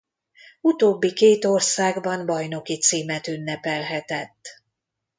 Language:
Hungarian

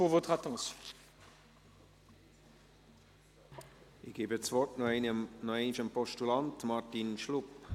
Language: Swiss German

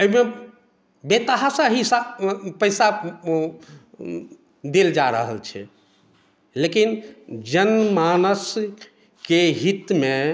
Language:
Maithili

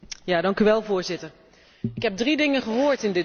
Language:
Dutch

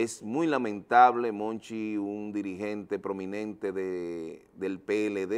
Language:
Spanish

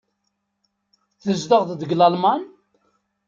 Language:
Kabyle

